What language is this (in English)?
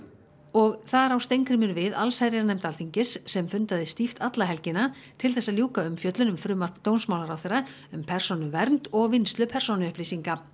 Icelandic